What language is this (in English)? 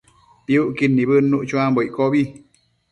Matsés